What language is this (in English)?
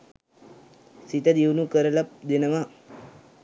Sinhala